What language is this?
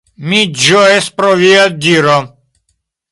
Esperanto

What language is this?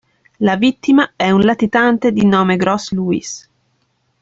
Italian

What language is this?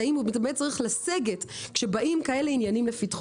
Hebrew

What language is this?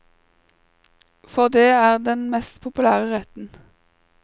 Norwegian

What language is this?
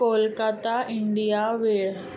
Konkani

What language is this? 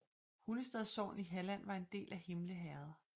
Danish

